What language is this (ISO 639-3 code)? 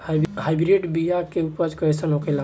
bho